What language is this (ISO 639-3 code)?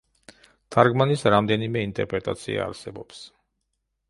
kat